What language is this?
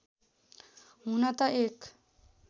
Nepali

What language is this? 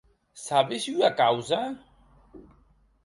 Occitan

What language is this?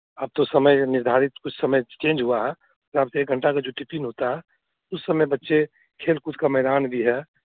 Hindi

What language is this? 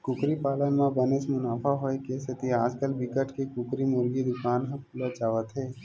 Chhattisgarhi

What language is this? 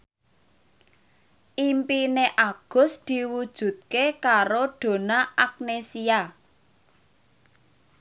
Javanese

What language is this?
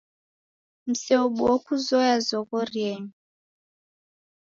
Taita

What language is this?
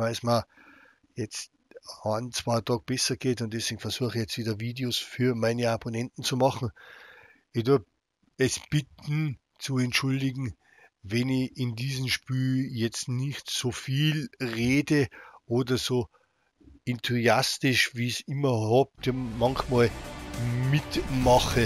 German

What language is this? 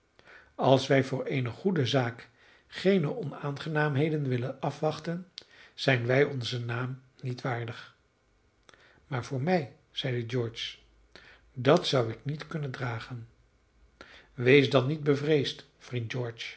Dutch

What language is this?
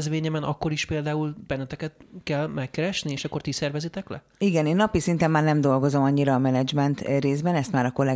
Hungarian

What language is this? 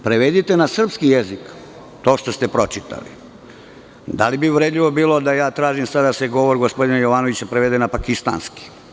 Serbian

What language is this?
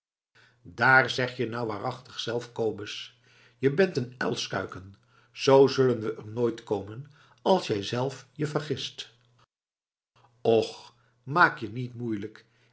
Dutch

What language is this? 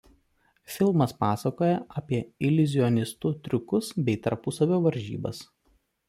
Lithuanian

